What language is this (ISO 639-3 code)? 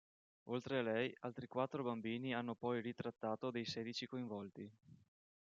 ita